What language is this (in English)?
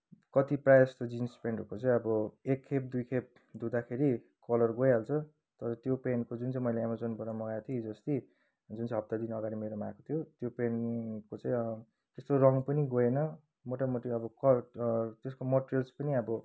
Nepali